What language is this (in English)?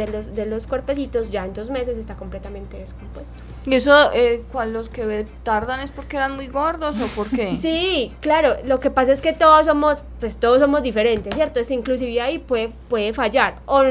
Spanish